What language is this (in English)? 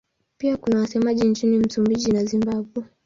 Swahili